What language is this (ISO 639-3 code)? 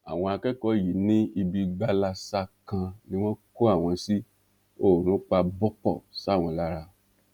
yor